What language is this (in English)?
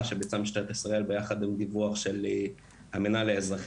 Hebrew